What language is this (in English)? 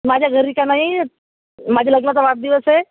Marathi